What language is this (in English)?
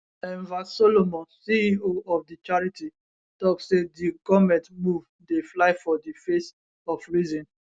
Nigerian Pidgin